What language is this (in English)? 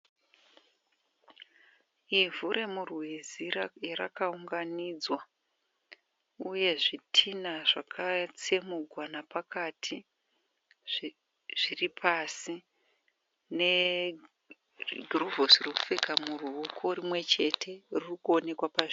Shona